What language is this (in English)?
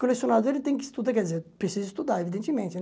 Portuguese